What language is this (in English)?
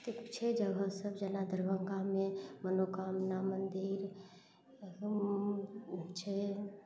Maithili